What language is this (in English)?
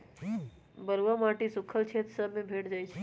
Magahi